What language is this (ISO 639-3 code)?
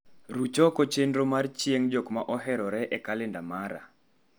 luo